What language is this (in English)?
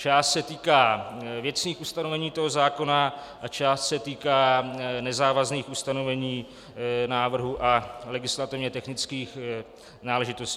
Czech